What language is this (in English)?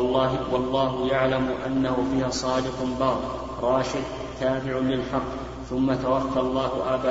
Arabic